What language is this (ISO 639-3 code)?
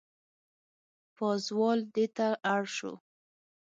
pus